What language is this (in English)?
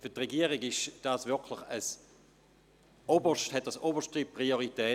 Swiss German